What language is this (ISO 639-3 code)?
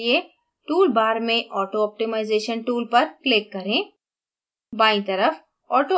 hin